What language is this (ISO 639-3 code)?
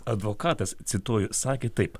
lit